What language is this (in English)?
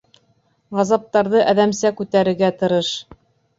Bashkir